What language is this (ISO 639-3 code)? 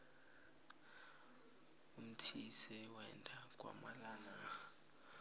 nbl